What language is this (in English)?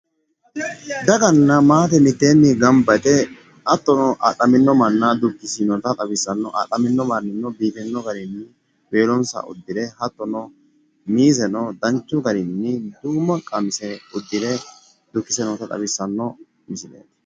Sidamo